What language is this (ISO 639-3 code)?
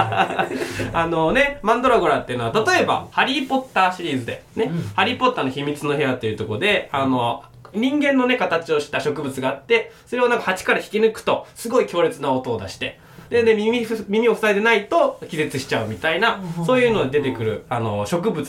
jpn